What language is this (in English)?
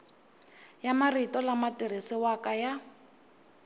Tsonga